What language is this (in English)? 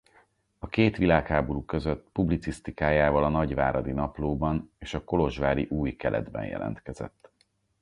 Hungarian